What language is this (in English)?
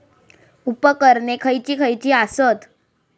Marathi